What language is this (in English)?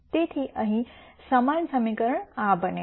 Gujarati